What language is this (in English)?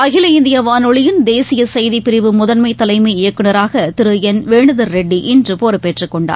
Tamil